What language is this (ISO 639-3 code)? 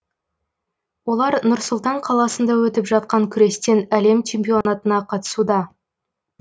kaz